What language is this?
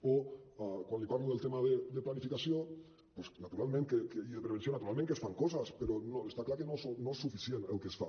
Catalan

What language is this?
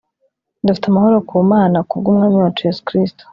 Kinyarwanda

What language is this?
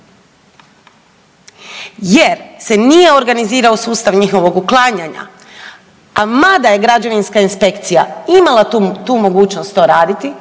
Croatian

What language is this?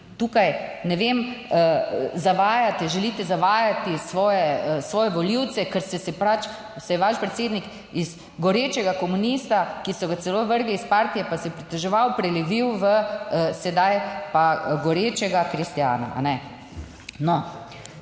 Slovenian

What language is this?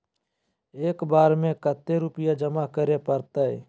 Magahi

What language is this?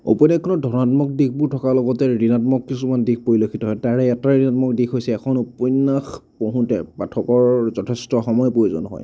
Assamese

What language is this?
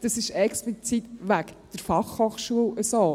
Swiss German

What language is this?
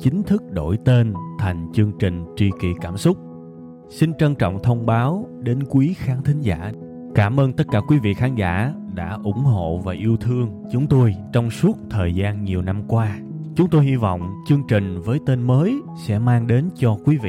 Vietnamese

